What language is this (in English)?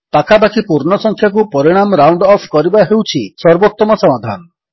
Odia